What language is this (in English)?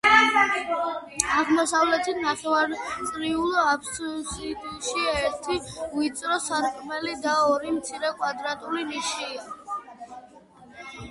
Georgian